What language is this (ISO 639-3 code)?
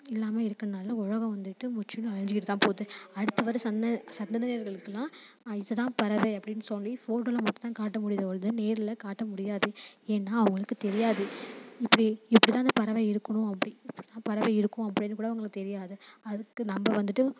tam